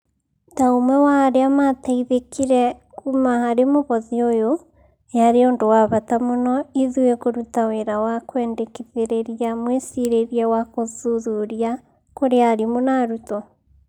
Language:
Kikuyu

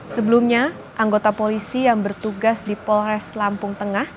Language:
Indonesian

